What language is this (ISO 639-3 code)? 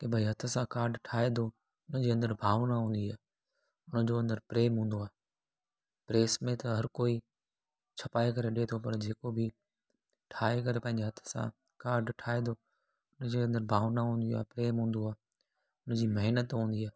snd